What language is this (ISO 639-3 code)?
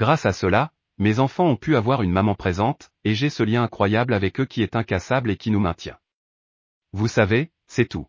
fra